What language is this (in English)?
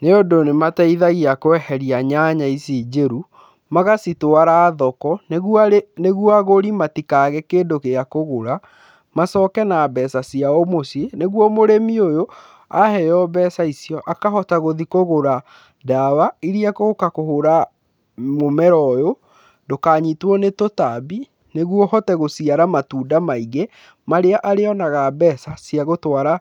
Kikuyu